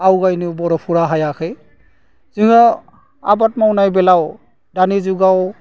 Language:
Bodo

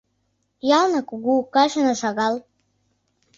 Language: Mari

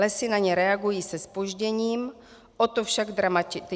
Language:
Czech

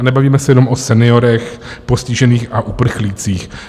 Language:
Czech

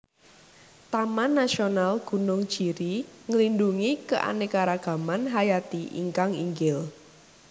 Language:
Javanese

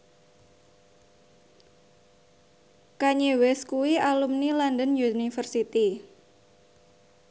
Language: Javanese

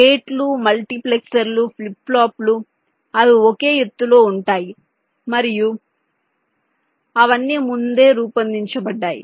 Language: Telugu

